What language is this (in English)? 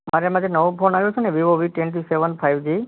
Gujarati